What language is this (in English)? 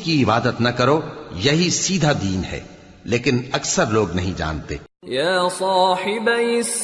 Urdu